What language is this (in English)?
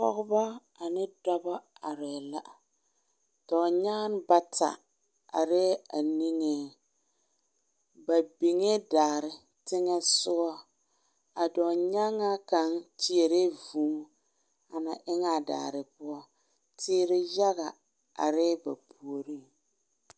Southern Dagaare